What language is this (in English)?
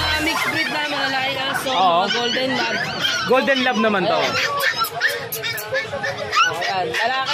Filipino